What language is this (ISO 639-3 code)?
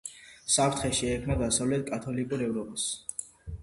kat